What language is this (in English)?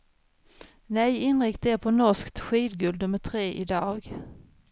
Swedish